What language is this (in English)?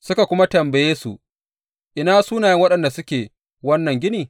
Hausa